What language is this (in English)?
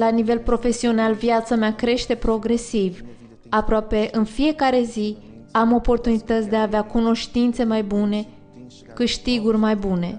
Romanian